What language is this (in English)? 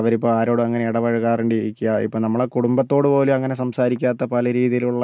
Malayalam